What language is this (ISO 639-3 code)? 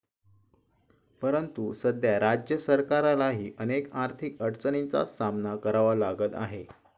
mar